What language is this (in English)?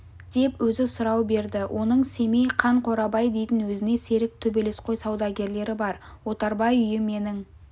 Kazakh